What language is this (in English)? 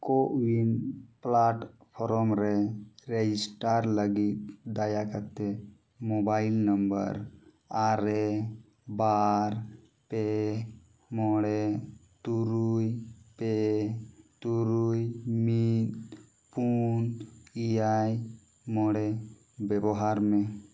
Santali